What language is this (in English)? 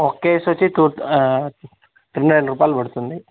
Telugu